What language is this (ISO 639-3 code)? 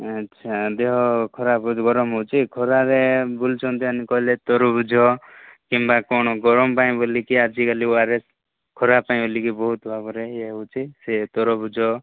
ori